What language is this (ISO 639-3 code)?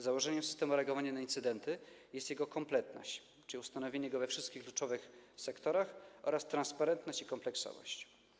pol